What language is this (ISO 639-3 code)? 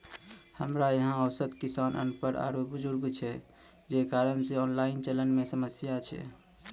mai